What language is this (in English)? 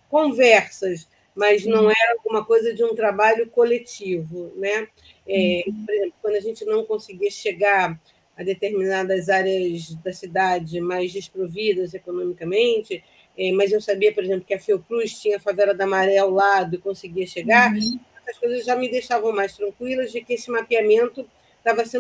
Portuguese